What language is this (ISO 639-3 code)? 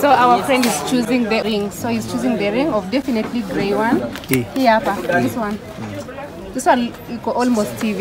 eng